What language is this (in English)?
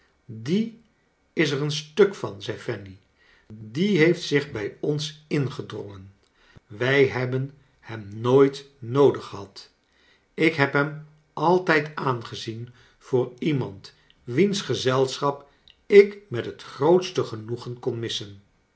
Dutch